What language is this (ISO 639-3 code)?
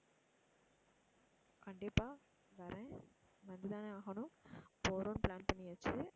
tam